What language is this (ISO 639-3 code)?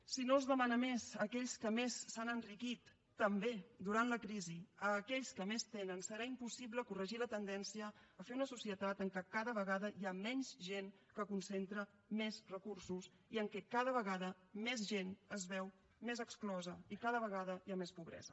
cat